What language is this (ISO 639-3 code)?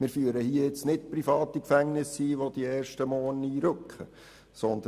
gsw